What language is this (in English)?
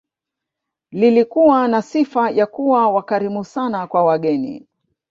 Swahili